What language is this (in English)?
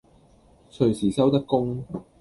Cantonese